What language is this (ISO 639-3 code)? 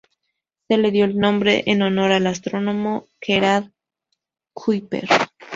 spa